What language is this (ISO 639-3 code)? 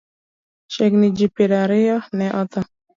luo